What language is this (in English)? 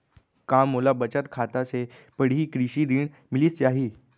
Chhattisgarhi